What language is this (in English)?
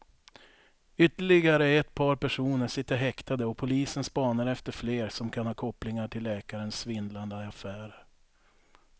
Swedish